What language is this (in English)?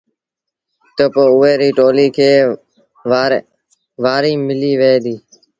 Sindhi Bhil